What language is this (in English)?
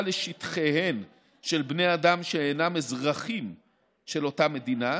Hebrew